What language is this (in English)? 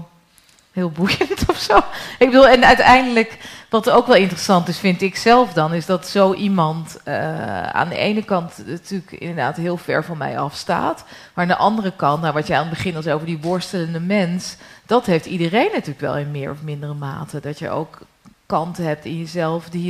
Dutch